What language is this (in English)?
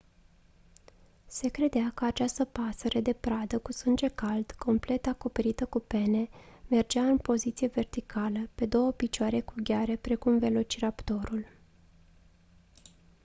Romanian